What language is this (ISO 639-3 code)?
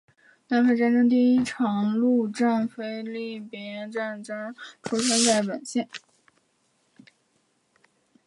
zho